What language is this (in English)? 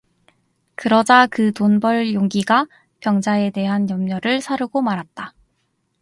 Korean